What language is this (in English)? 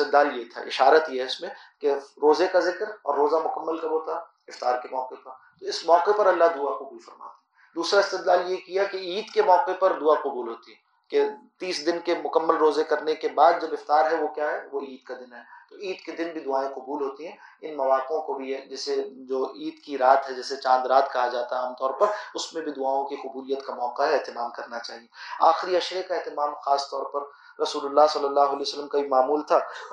Arabic